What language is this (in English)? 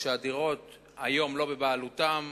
Hebrew